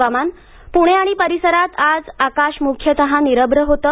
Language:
Marathi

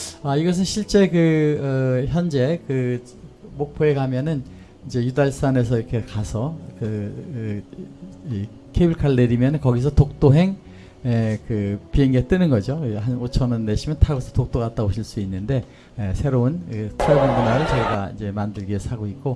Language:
Korean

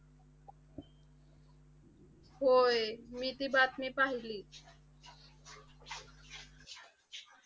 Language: Marathi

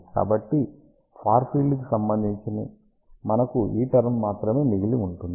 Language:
Telugu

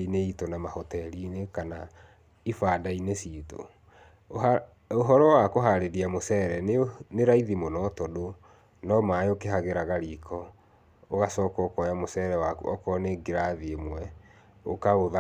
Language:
Kikuyu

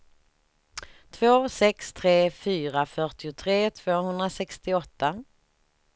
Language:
Swedish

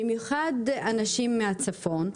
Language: Hebrew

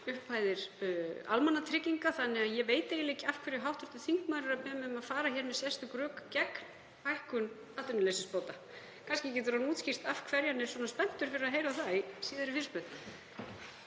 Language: Icelandic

